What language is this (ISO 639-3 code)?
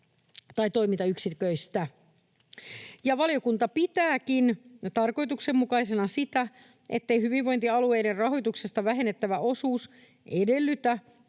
fin